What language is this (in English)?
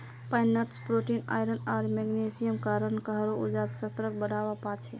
Magahi